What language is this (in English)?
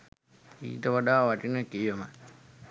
Sinhala